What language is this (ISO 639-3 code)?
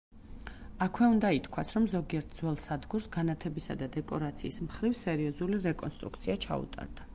kat